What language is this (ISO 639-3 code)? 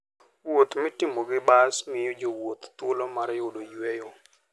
luo